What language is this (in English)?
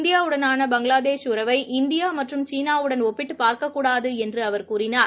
Tamil